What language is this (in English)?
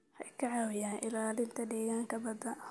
Somali